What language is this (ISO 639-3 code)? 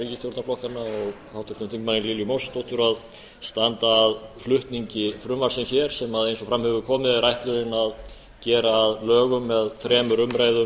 isl